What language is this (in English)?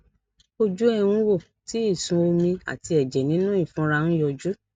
Yoruba